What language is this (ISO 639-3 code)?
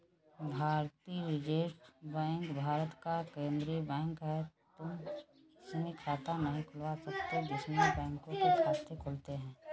hin